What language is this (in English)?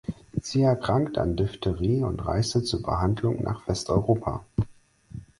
German